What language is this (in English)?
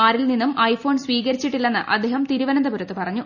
Malayalam